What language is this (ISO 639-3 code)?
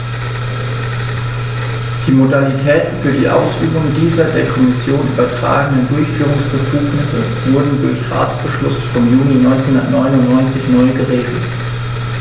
deu